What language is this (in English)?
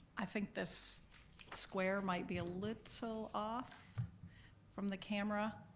English